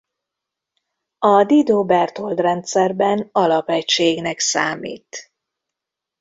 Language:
Hungarian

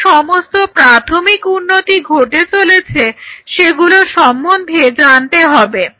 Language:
Bangla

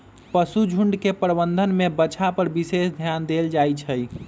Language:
Magahi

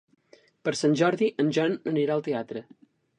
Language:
Catalan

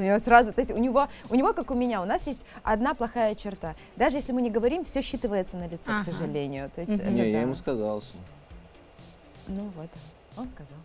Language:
Russian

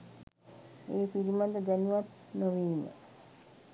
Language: Sinhala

